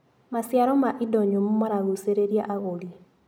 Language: Kikuyu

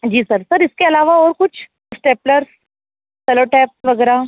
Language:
Hindi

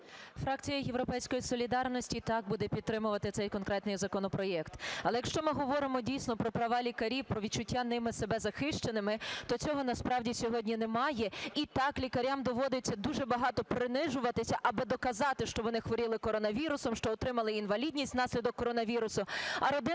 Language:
Ukrainian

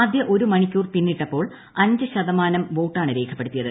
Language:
Malayalam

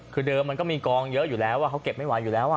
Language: Thai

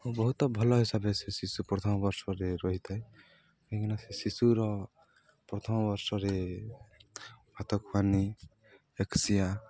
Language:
Odia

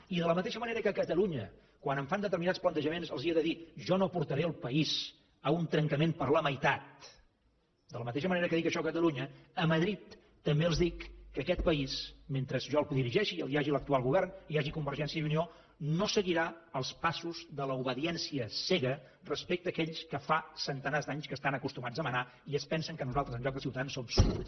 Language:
Catalan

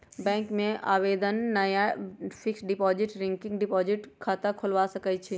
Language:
Magahi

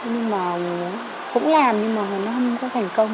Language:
Vietnamese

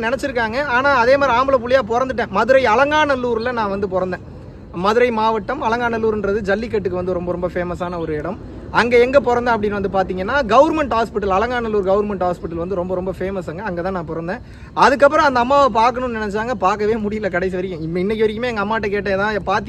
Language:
Tamil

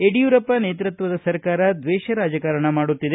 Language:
Kannada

